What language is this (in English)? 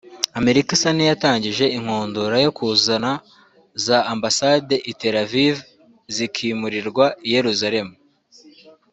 Kinyarwanda